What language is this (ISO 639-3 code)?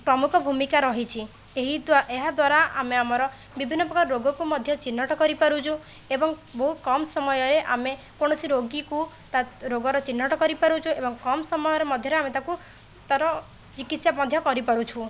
ori